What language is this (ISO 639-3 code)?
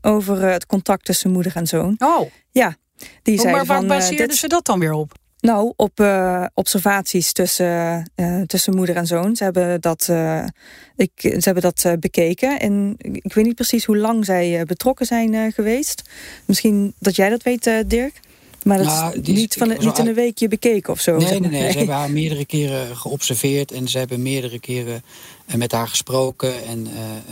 nld